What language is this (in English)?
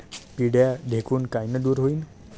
Marathi